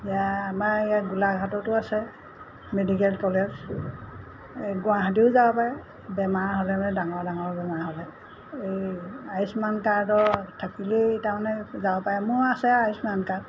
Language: Assamese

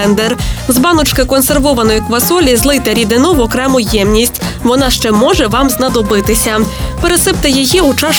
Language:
Ukrainian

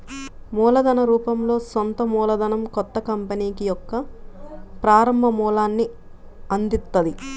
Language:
Telugu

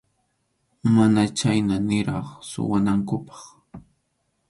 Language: Arequipa-La Unión Quechua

